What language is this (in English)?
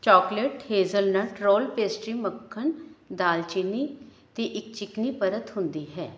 Punjabi